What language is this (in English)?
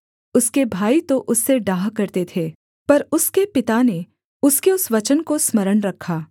Hindi